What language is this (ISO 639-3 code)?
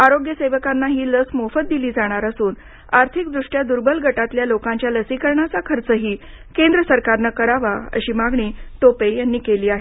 mar